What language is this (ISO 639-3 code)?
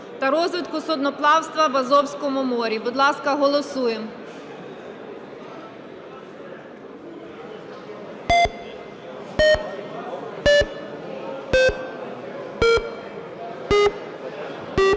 ukr